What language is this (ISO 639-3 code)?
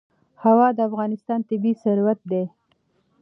pus